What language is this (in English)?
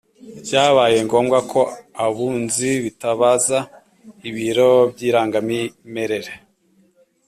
Kinyarwanda